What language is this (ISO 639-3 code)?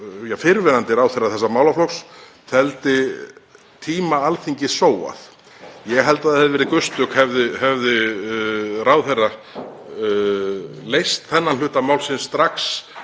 isl